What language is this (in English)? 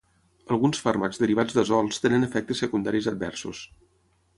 Catalan